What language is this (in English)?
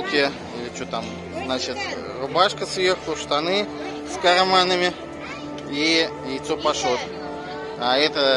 Russian